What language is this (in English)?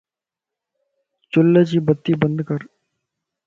Lasi